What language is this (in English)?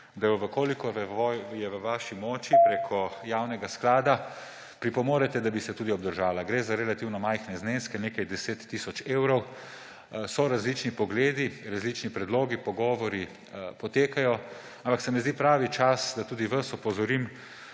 Slovenian